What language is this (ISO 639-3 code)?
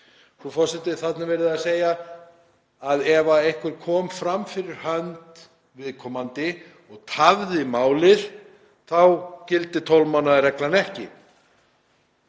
isl